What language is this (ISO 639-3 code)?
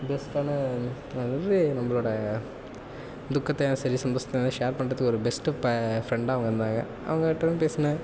tam